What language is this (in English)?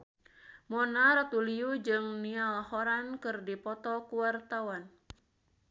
Sundanese